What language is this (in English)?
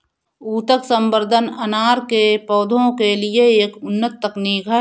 Hindi